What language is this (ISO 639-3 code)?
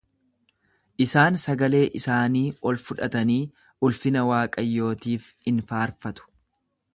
orm